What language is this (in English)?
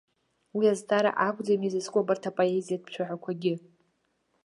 Abkhazian